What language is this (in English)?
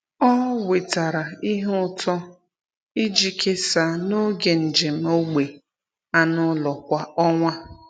Igbo